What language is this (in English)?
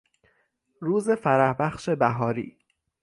Persian